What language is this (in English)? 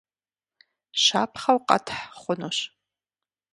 Kabardian